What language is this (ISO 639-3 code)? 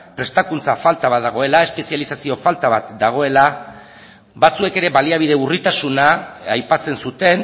eus